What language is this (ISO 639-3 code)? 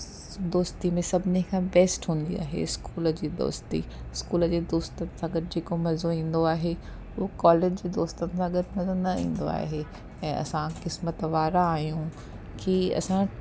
snd